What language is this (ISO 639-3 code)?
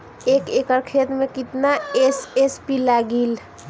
bho